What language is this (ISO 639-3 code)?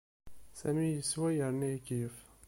kab